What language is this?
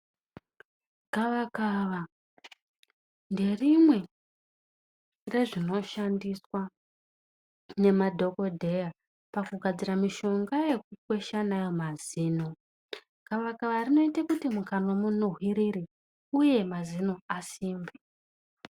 Ndau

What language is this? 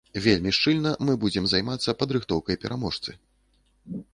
Belarusian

